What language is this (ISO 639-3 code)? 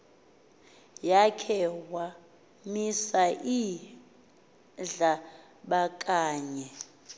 xho